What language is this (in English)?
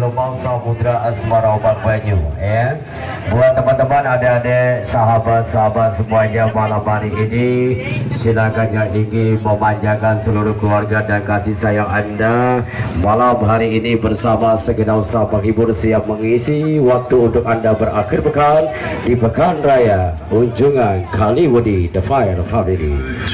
Indonesian